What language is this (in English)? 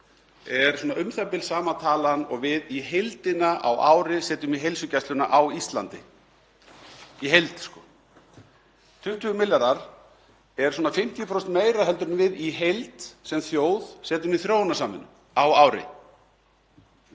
Icelandic